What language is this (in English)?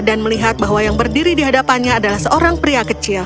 Indonesian